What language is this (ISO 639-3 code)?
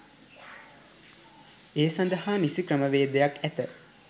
sin